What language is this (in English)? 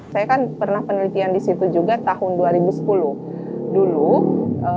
Indonesian